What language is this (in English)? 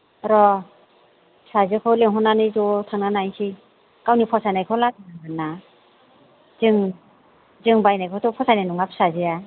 Bodo